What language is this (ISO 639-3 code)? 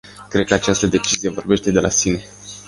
ron